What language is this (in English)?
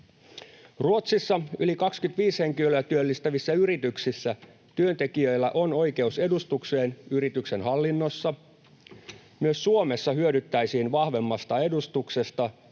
Finnish